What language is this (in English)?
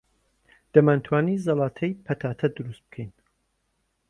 Central Kurdish